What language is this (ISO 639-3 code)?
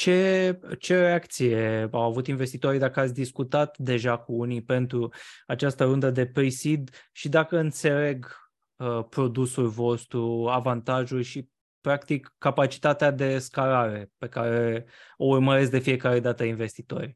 ron